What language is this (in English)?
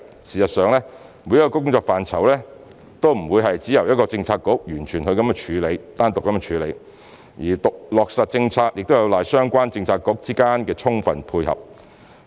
Cantonese